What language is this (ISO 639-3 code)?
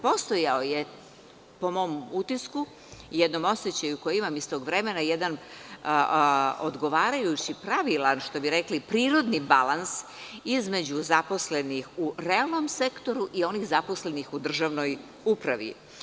srp